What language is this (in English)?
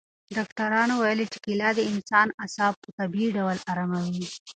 Pashto